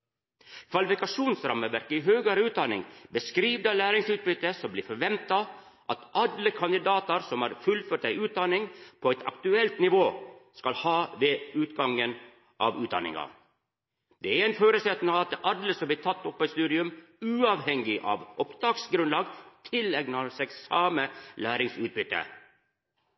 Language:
Norwegian Nynorsk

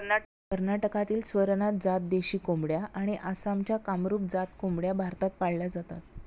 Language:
Marathi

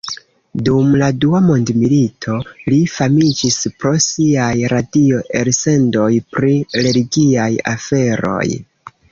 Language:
Esperanto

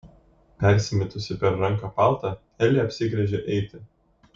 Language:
Lithuanian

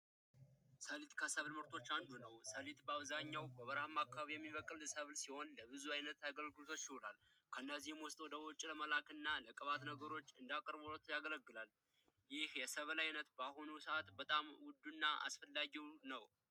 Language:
Amharic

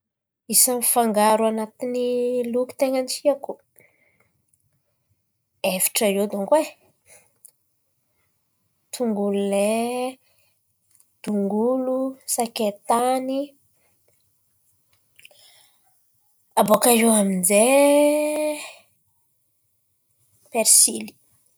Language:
Antankarana Malagasy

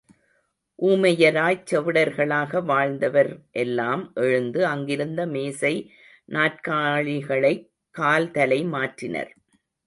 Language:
Tamil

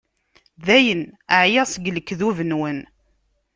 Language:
Kabyle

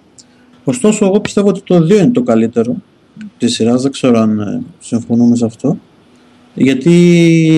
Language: Greek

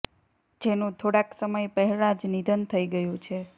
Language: Gujarati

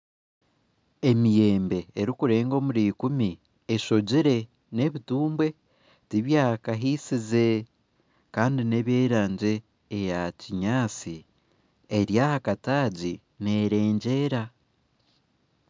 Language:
Nyankole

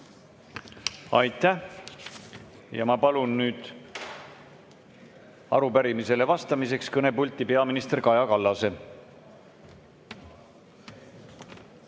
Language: Estonian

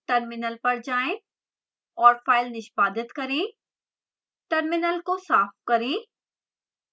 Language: Hindi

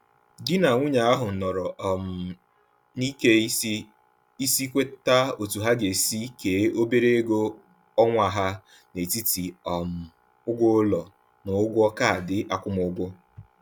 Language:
Igbo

